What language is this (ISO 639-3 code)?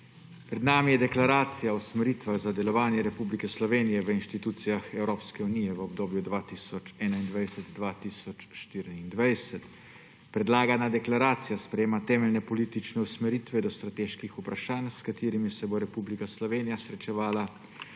slv